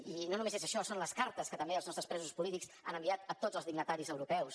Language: Catalan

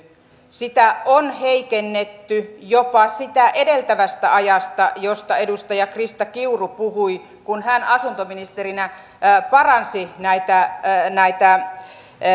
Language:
Finnish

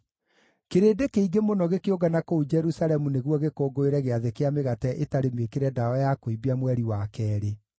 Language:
Kikuyu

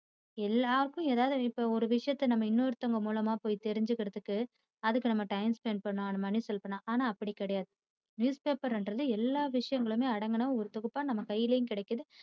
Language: Tamil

